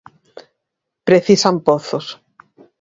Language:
Galician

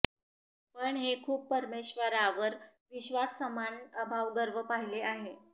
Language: Marathi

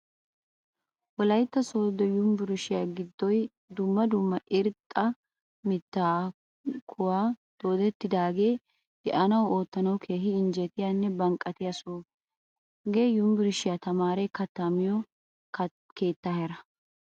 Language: Wolaytta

